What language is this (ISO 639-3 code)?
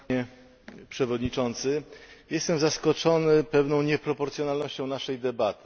pol